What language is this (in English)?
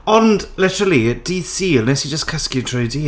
Welsh